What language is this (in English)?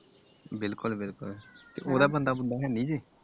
Punjabi